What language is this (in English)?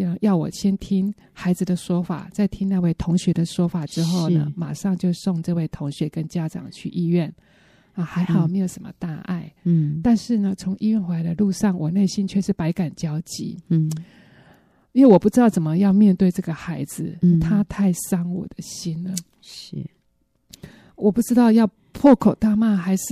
Chinese